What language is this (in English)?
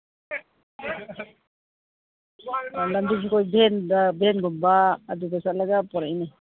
Manipuri